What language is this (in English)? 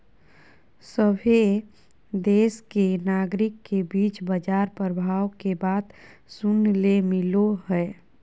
Magahi